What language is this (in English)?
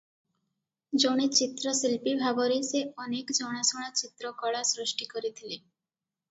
Odia